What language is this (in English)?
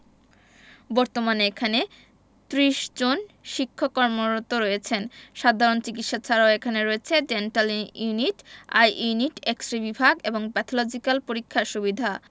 Bangla